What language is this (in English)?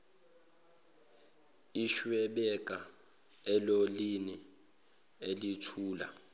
Zulu